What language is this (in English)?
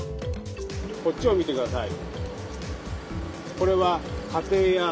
Japanese